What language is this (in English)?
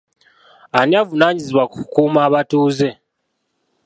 Ganda